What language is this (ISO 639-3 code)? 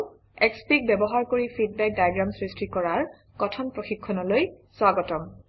asm